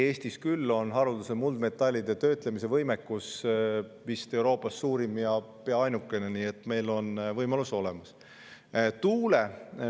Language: Estonian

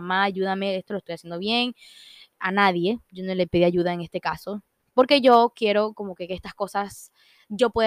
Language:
Spanish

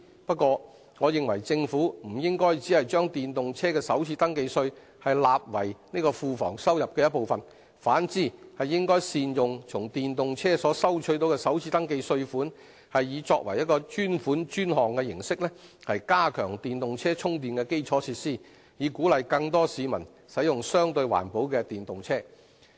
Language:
Cantonese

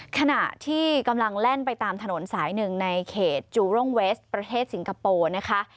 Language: Thai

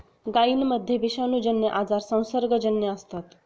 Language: Marathi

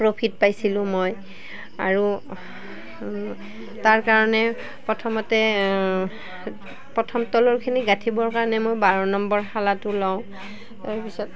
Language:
Assamese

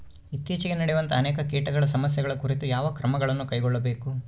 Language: Kannada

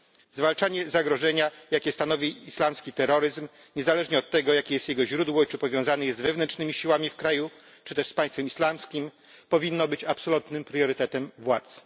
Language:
Polish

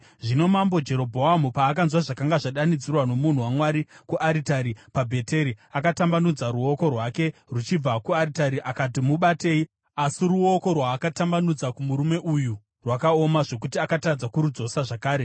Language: Shona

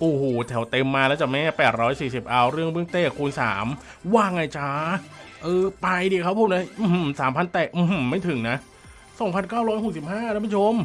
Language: Thai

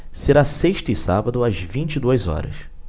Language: Portuguese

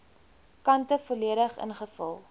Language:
Afrikaans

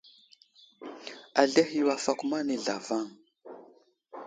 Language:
Wuzlam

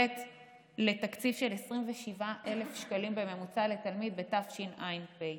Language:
Hebrew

